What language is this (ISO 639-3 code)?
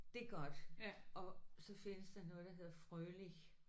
dan